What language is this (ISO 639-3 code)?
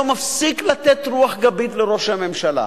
heb